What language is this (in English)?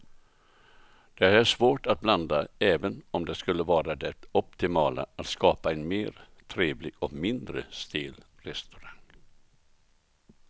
Swedish